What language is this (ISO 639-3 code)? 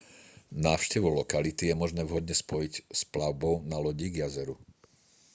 slk